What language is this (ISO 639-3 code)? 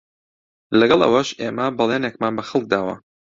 ckb